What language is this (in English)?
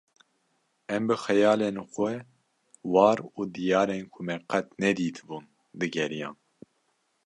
Kurdish